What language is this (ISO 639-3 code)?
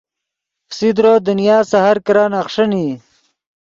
ydg